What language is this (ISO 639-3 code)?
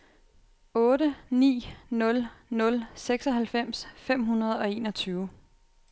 dan